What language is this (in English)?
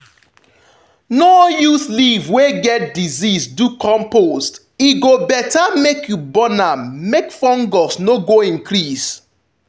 Nigerian Pidgin